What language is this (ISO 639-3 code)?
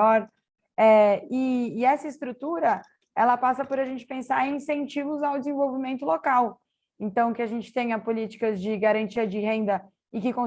por